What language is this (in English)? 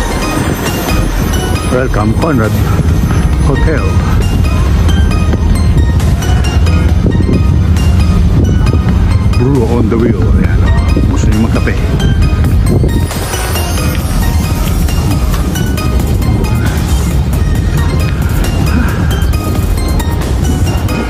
Filipino